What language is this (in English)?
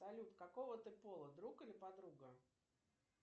Russian